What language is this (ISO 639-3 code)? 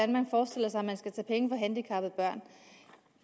dan